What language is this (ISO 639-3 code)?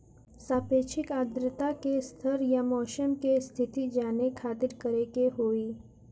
bho